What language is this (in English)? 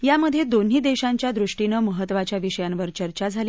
Marathi